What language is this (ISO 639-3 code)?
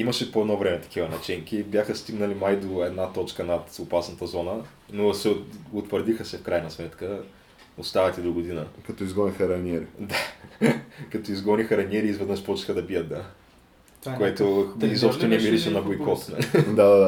bul